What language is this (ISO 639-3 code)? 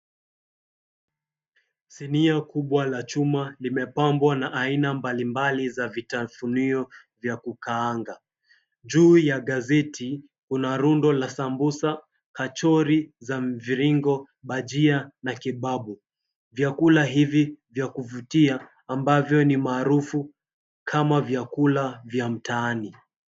swa